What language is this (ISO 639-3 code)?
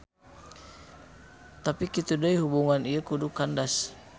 sun